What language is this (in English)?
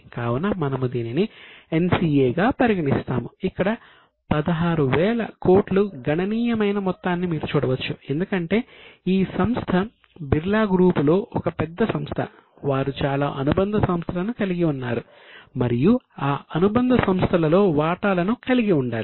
Telugu